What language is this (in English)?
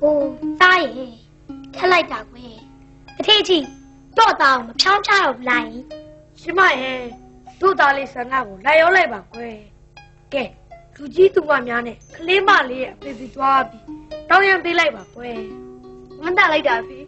Thai